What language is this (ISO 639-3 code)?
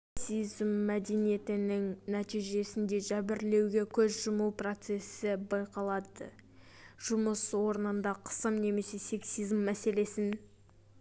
kaz